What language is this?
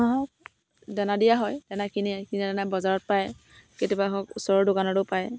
Assamese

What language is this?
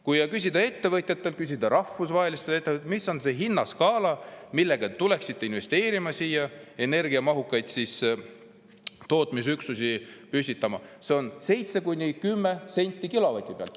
Estonian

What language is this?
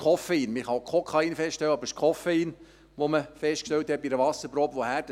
Swiss German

